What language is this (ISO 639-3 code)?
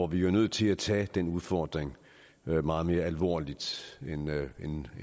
dan